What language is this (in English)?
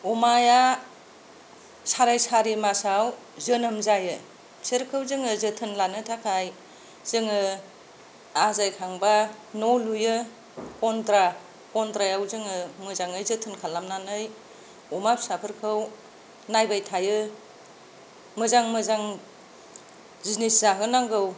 Bodo